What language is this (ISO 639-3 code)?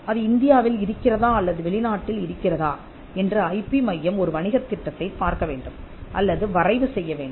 tam